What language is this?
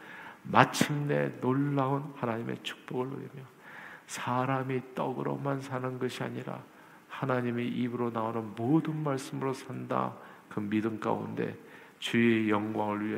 Korean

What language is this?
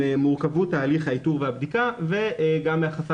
Hebrew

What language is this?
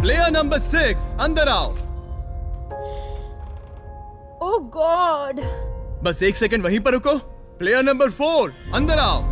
Hindi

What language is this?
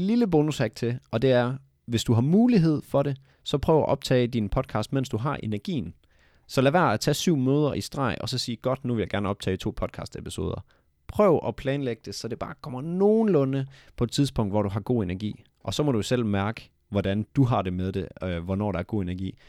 Danish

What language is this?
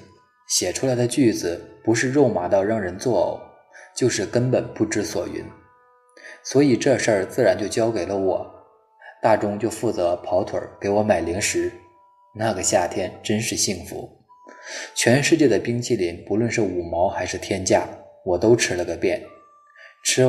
Chinese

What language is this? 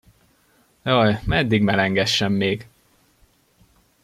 Hungarian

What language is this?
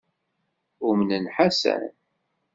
Kabyle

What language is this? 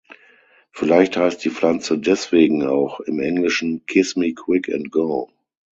German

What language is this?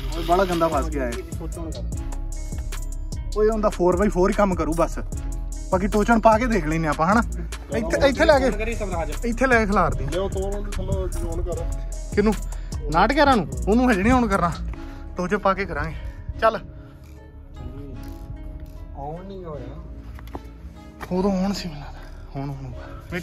Punjabi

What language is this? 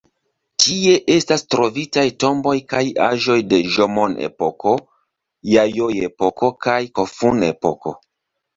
Esperanto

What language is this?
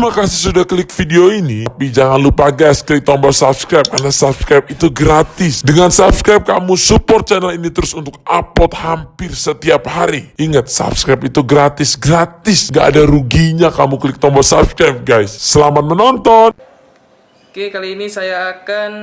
Indonesian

